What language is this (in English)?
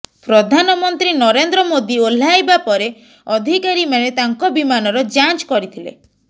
Odia